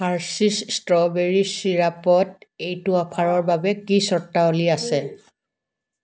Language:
Assamese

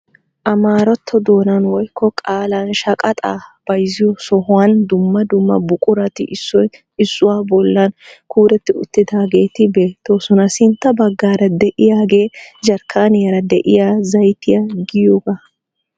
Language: Wolaytta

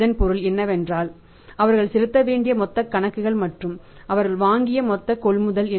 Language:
Tamil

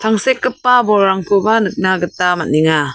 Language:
Garo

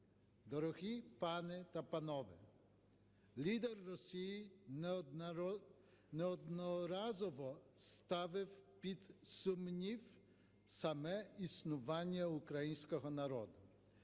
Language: Ukrainian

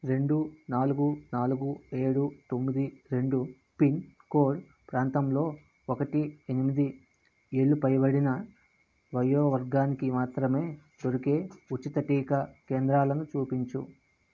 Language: Telugu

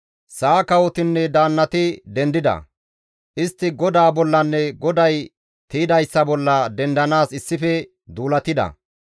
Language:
Gamo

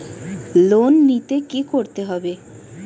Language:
Bangla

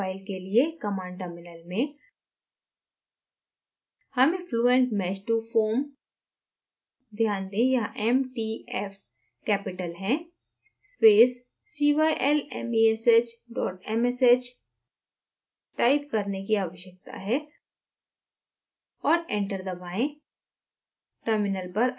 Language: Hindi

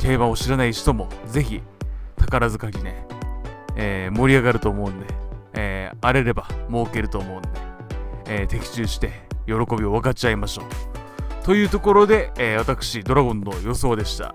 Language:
Japanese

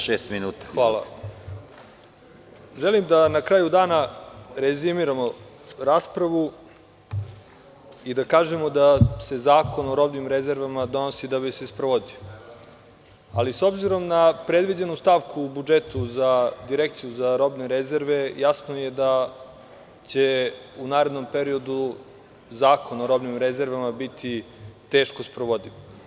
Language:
Serbian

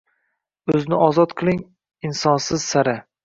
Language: Uzbek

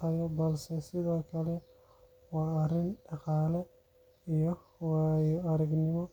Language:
Somali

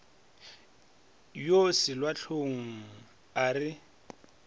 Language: Northern Sotho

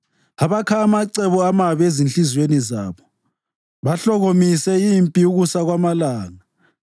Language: North Ndebele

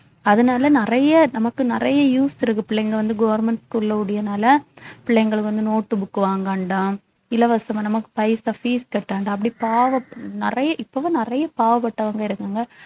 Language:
Tamil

